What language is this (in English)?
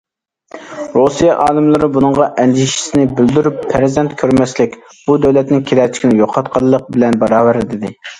Uyghur